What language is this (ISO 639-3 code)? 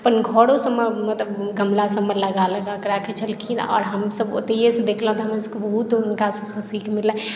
mai